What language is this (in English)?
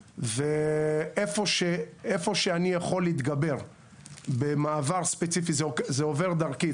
Hebrew